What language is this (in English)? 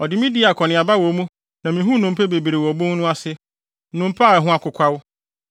Akan